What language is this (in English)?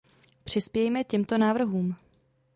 Czech